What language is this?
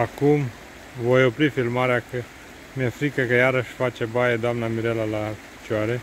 Romanian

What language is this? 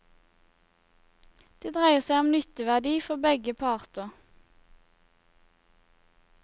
Norwegian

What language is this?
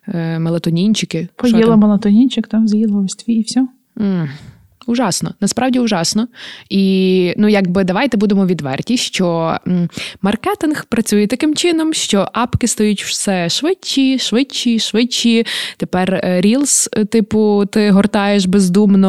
Ukrainian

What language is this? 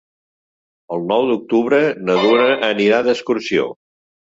Catalan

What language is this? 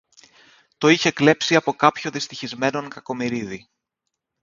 Greek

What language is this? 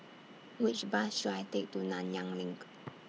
English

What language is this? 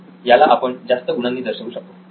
Marathi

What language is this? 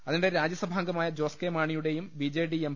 Malayalam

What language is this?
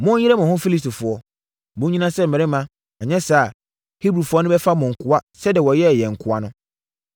Akan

